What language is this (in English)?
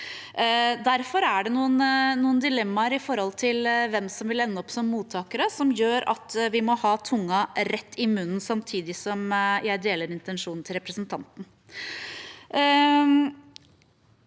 Norwegian